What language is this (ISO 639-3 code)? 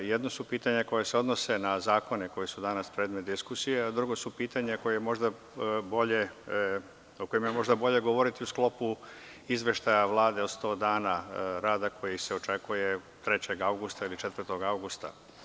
srp